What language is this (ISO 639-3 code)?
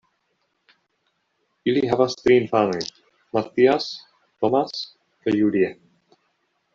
epo